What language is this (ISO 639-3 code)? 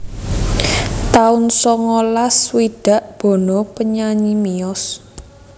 jav